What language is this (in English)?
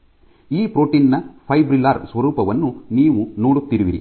Kannada